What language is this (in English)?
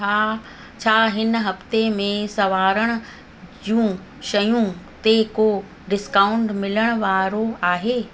Sindhi